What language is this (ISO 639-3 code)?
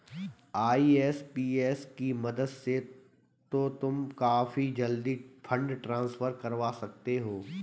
hin